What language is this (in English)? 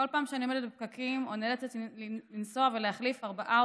Hebrew